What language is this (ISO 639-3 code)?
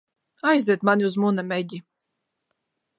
lav